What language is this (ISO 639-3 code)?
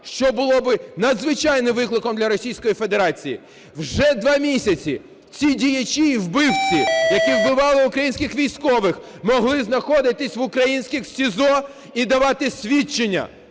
ukr